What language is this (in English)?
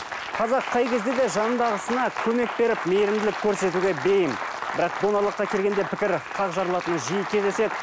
Kazakh